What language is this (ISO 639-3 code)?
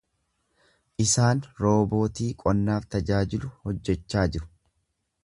orm